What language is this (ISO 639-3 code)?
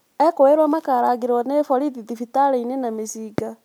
kik